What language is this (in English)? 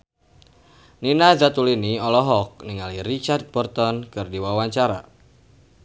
Sundanese